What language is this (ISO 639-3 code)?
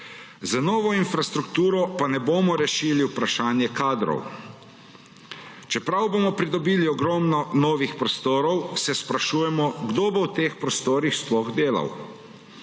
slv